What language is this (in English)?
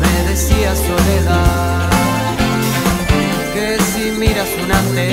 Spanish